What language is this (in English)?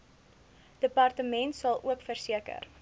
Afrikaans